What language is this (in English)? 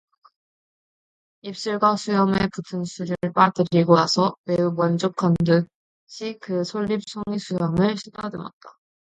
Korean